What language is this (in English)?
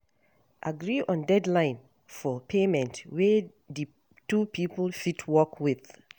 Nigerian Pidgin